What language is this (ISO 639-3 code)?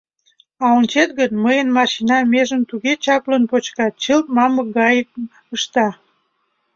chm